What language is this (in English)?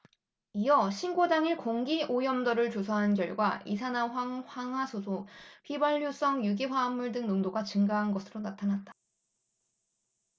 Korean